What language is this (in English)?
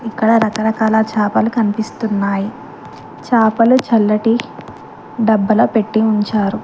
Telugu